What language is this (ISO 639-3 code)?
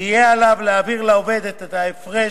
heb